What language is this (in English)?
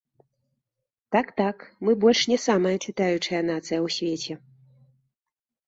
Belarusian